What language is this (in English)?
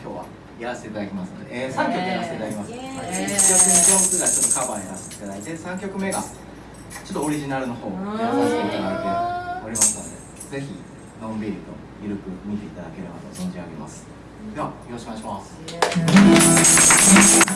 Japanese